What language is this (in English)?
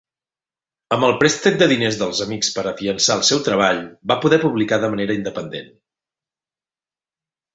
Catalan